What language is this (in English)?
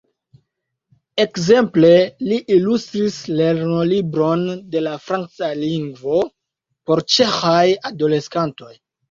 Esperanto